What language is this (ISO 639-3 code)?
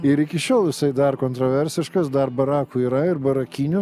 lit